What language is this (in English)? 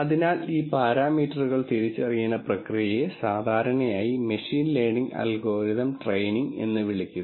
Malayalam